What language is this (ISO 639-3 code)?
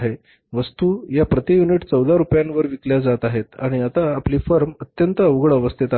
mar